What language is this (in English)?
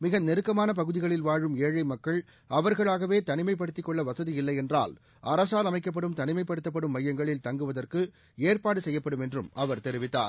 Tamil